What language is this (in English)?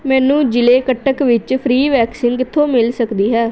Punjabi